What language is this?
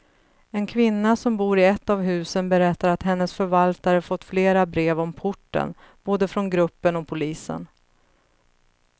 Swedish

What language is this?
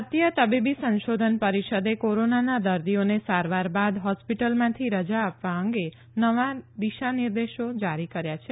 Gujarati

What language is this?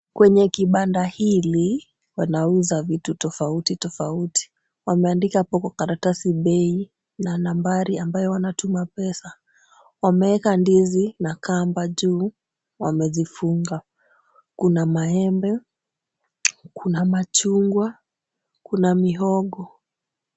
Swahili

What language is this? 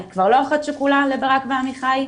Hebrew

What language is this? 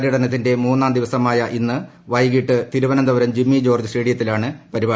Malayalam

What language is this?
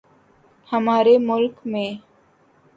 Urdu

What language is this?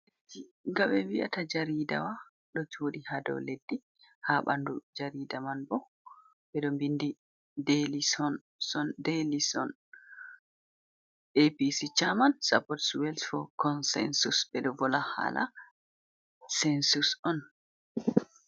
Fula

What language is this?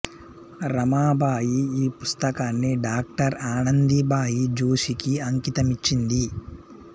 Telugu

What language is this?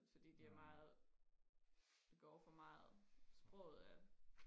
Danish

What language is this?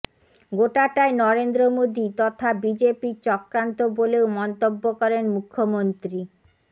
Bangla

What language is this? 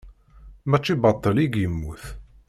Kabyle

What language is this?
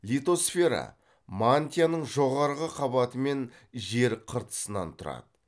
Kazakh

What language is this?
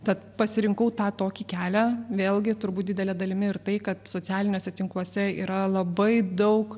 Lithuanian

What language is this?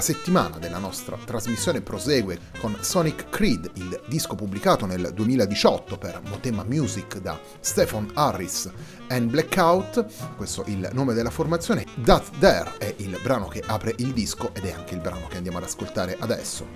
Italian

